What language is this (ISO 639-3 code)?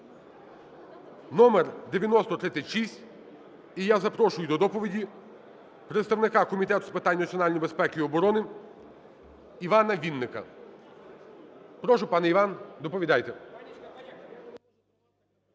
ukr